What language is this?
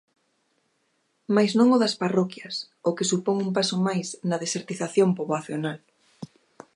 Galician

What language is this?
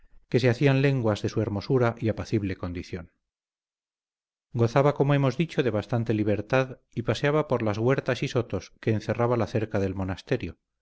Spanish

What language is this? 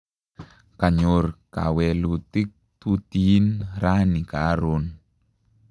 Kalenjin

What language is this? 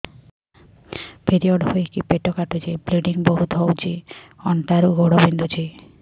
Odia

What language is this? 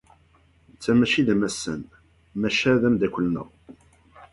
Kabyle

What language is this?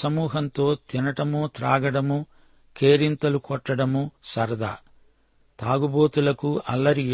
Telugu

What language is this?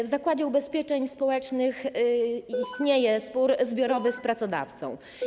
Polish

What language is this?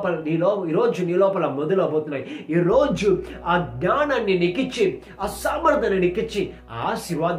Romanian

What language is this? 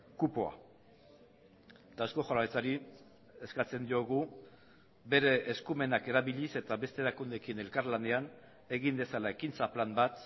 Basque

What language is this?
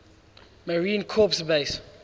English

